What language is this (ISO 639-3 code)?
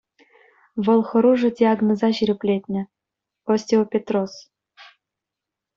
chv